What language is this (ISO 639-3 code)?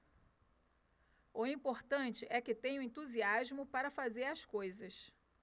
por